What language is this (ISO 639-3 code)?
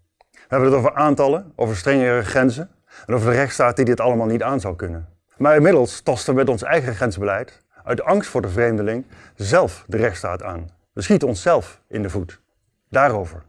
nld